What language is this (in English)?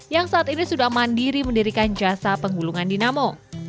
Indonesian